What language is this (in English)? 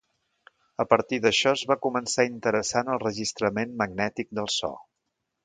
Catalan